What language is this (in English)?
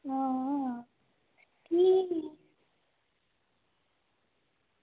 Dogri